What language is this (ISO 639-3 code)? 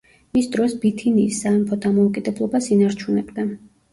kat